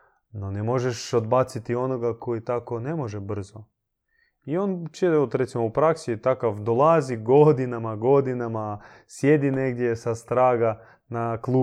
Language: Croatian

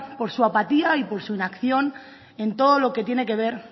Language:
Spanish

